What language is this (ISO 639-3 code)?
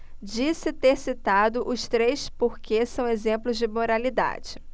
por